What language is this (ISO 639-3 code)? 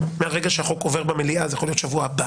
heb